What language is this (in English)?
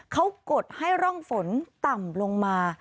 Thai